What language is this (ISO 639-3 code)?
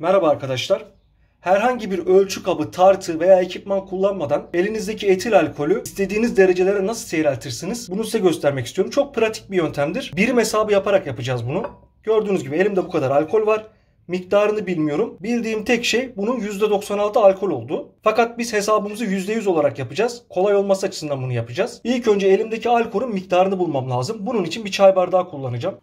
tur